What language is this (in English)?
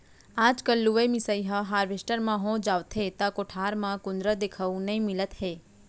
Chhattisgarhi